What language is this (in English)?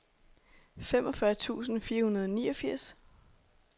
Danish